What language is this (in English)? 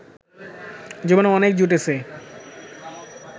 Bangla